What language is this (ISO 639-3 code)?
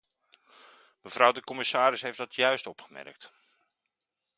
nld